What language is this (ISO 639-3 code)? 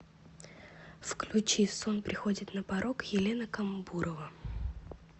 rus